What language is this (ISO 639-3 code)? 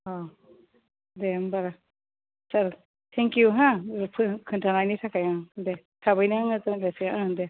brx